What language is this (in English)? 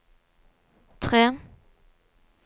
Norwegian